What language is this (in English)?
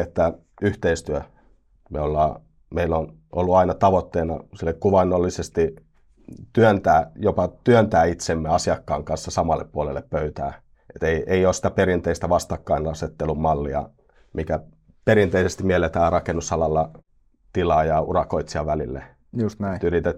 Finnish